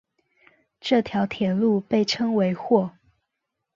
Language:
Chinese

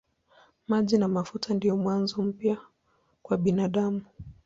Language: Swahili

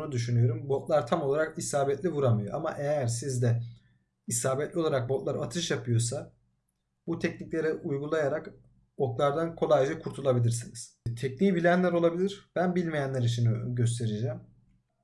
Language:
Turkish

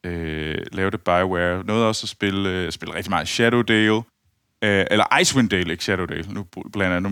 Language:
Danish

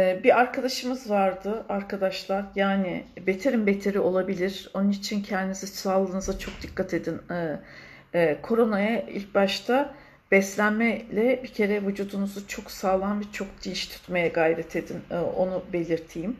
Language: Turkish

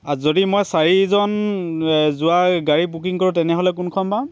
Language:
Assamese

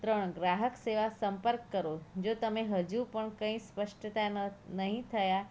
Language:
Gujarati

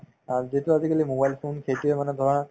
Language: Assamese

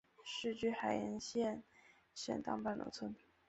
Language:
Chinese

